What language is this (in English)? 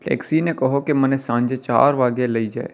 Gujarati